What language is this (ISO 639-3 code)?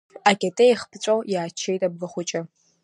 abk